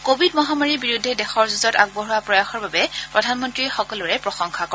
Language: Assamese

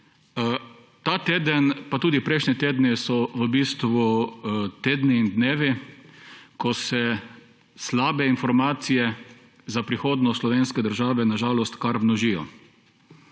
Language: Slovenian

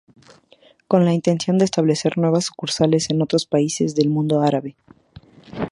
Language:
Spanish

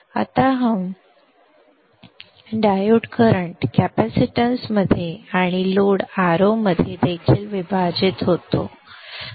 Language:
Marathi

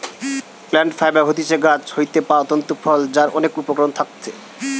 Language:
Bangla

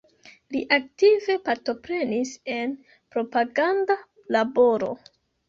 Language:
Esperanto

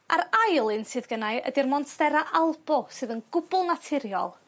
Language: Welsh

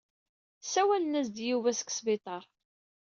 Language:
Kabyle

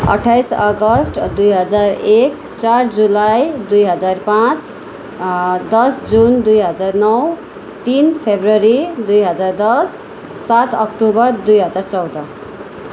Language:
Nepali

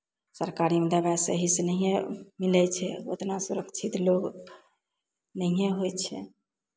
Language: Maithili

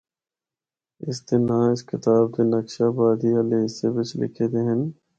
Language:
Northern Hindko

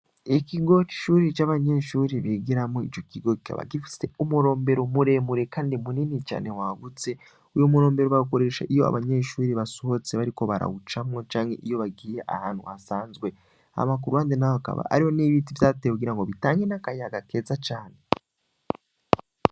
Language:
Rundi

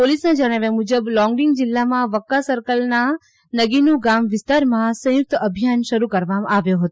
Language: Gujarati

